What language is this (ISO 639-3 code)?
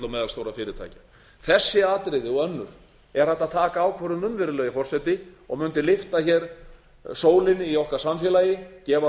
isl